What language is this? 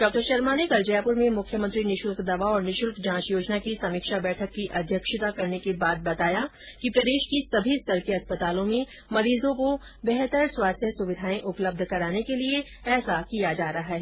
Hindi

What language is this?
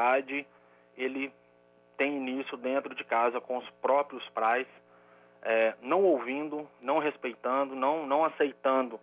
Portuguese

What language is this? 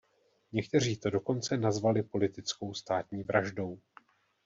Czech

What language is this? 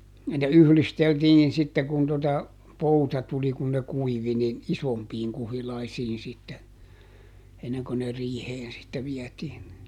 Finnish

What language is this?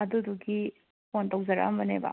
Manipuri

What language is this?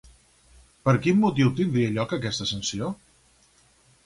Catalan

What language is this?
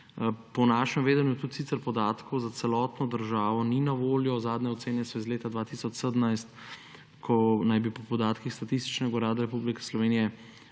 Slovenian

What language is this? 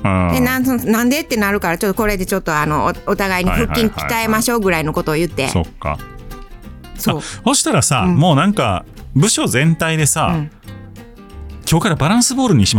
Japanese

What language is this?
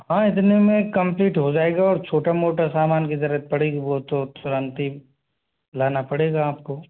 Hindi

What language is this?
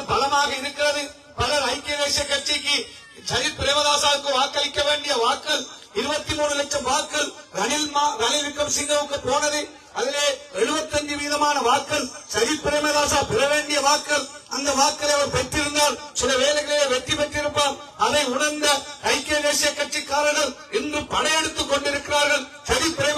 Tamil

